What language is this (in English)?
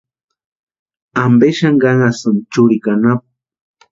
Western Highland Purepecha